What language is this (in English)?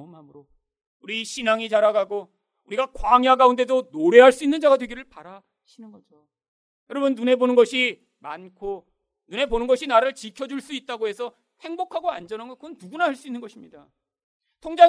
Korean